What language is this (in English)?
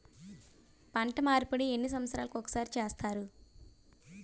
Telugu